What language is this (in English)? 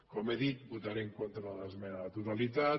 Catalan